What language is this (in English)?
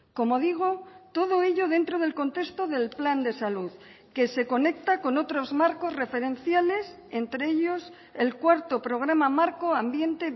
Spanish